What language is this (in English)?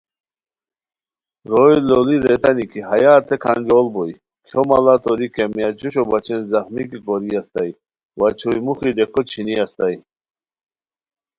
Khowar